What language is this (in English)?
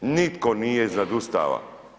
Croatian